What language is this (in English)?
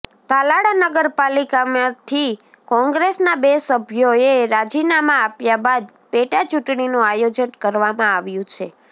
Gujarati